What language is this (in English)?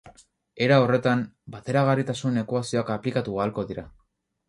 Basque